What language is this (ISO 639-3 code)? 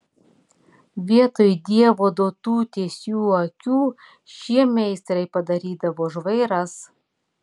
lit